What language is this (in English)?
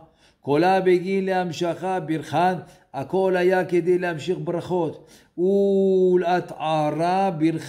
Hebrew